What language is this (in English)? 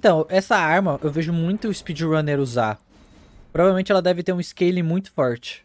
Portuguese